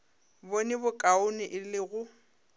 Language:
Northern Sotho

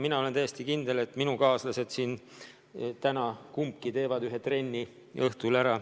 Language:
Estonian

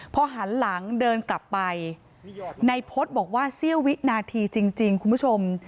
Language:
Thai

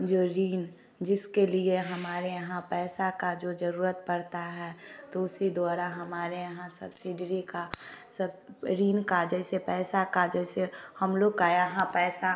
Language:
Hindi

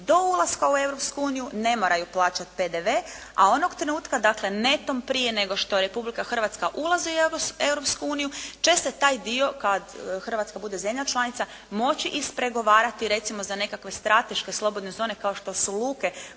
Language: Croatian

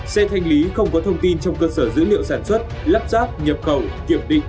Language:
Vietnamese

